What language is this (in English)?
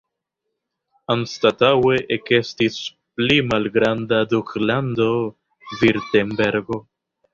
Esperanto